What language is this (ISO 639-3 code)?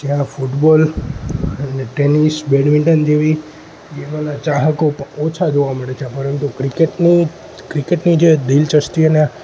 guj